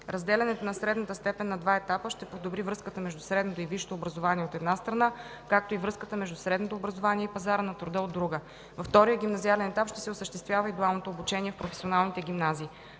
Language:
Bulgarian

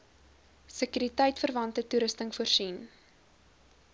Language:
Afrikaans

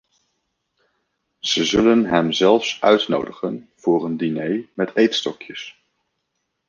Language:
Dutch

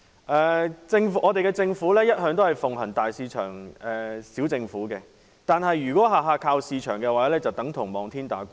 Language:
Cantonese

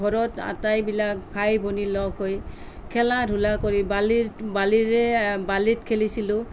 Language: Assamese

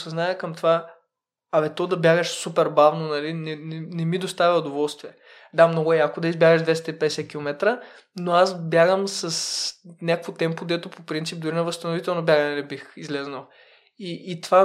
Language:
Bulgarian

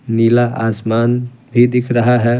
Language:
Hindi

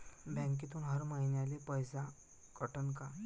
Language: Marathi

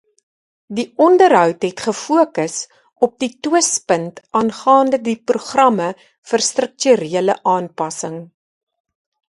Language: Afrikaans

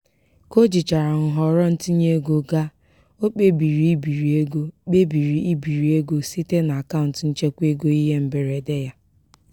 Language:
Igbo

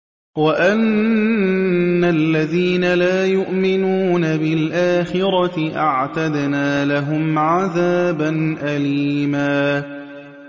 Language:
Arabic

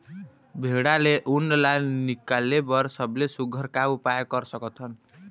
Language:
Chhattisgarhi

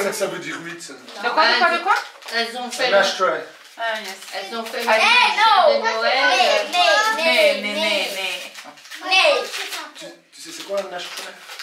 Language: French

